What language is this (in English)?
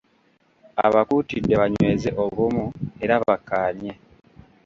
Ganda